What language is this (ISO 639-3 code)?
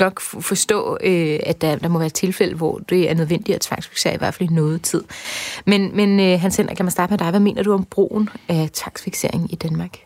dan